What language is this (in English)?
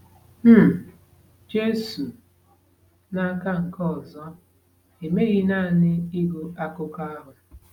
Igbo